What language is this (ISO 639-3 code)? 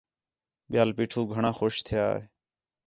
xhe